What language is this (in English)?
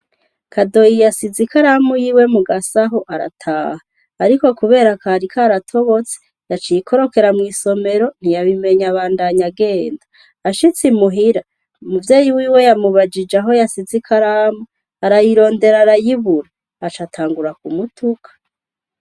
Rundi